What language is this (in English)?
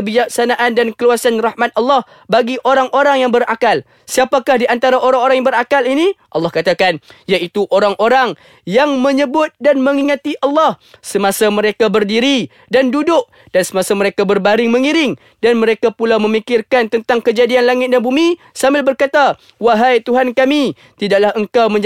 Malay